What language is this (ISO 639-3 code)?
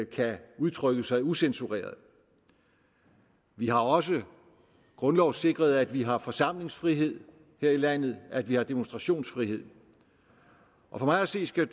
dan